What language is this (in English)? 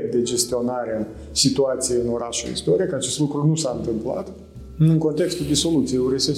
Romanian